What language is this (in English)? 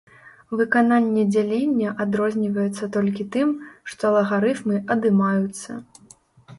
Belarusian